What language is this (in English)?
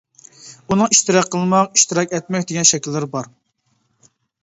Uyghur